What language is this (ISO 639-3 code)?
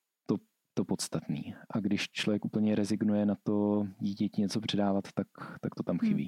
ces